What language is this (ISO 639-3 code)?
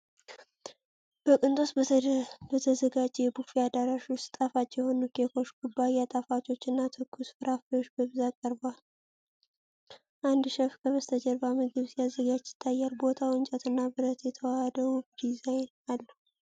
amh